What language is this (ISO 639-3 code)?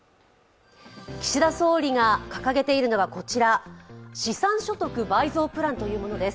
jpn